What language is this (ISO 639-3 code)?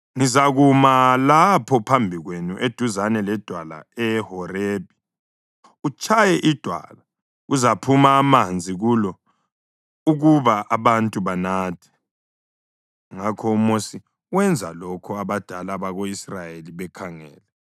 nde